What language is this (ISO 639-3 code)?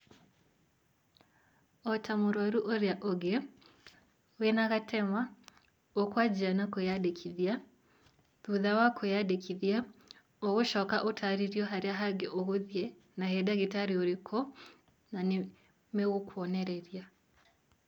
kik